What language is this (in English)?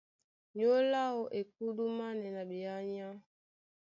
Duala